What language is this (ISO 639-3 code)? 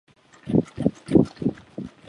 zho